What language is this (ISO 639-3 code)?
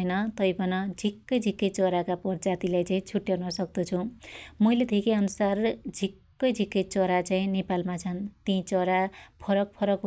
dty